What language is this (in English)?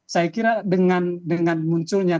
Indonesian